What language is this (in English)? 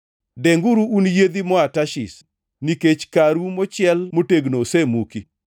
Luo (Kenya and Tanzania)